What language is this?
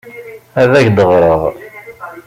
Kabyle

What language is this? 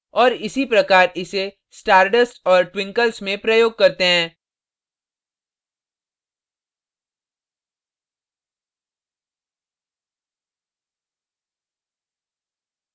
Hindi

